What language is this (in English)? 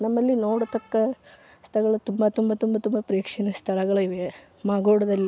Kannada